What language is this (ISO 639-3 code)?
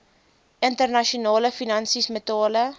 afr